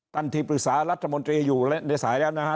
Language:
Thai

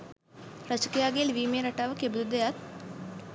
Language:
Sinhala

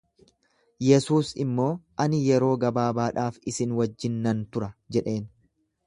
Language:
Oromo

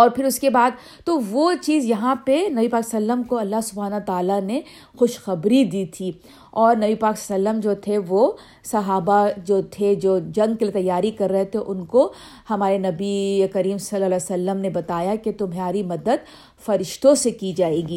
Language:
Urdu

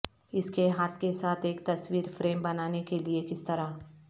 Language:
Urdu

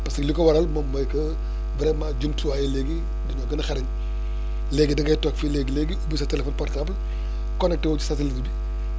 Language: Wolof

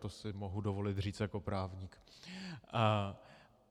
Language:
Czech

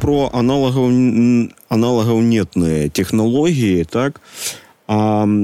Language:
Ukrainian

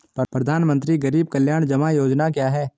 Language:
Hindi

